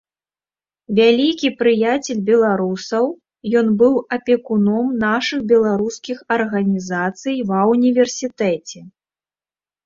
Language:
Belarusian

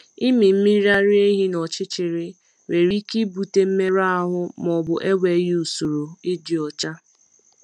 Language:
Igbo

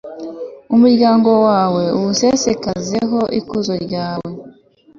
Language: Kinyarwanda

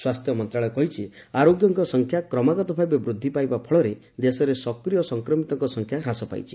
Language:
Odia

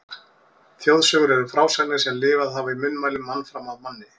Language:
Icelandic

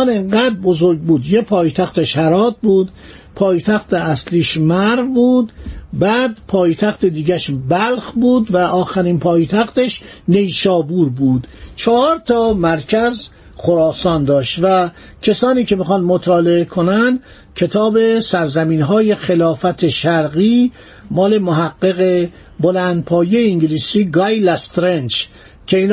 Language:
Persian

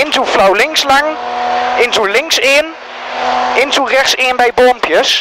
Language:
Dutch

